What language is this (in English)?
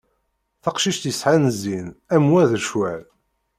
Kabyle